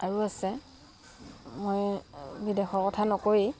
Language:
Assamese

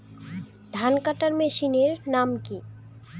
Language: Bangla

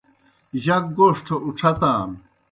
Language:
Kohistani Shina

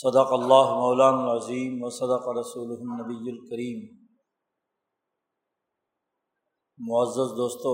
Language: Urdu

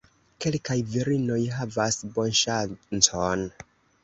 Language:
Esperanto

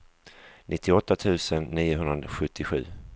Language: Swedish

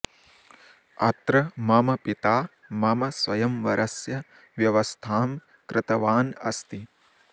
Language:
Sanskrit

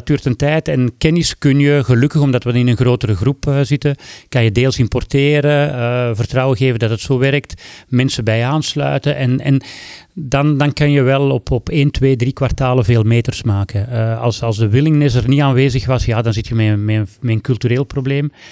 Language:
Dutch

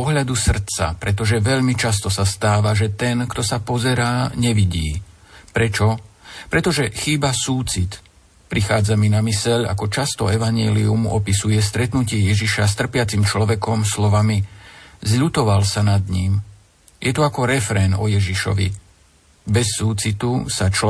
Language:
Slovak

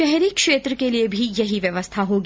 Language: Hindi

